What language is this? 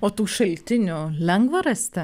Lithuanian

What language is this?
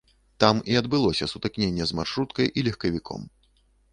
Belarusian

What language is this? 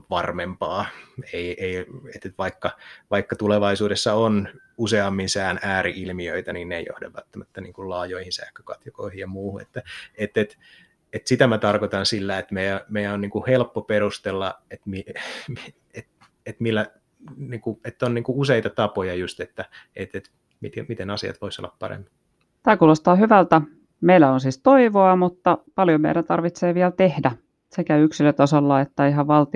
Finnish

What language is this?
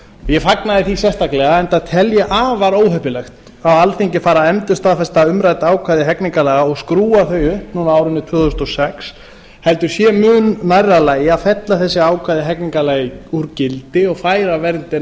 Icelandic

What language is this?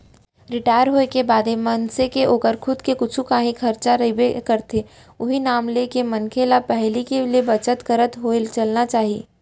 Chhattisgarhi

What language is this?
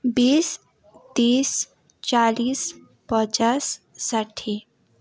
Nepali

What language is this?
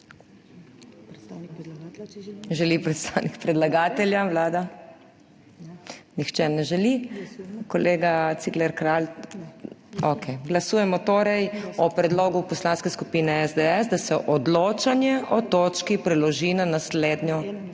Slovenian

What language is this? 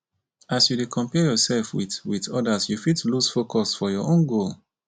Nigerian Pidgin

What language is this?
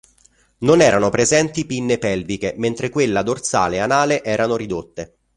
Italian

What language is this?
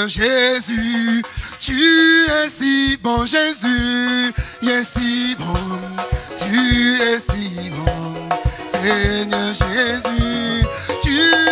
French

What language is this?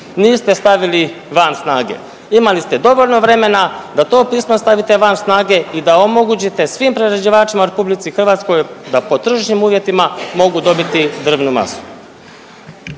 Croatian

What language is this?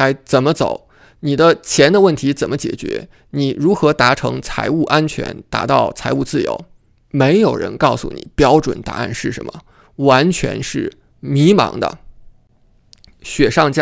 Chinese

